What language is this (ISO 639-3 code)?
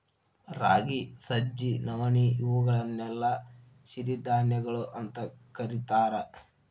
kan